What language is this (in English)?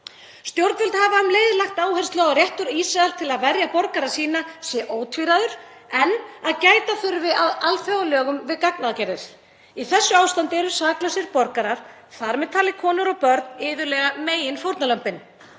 Icelandic